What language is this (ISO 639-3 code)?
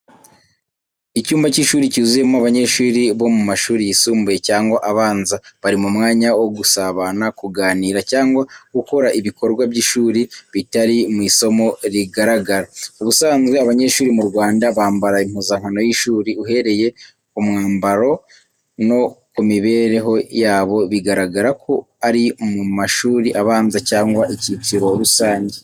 kin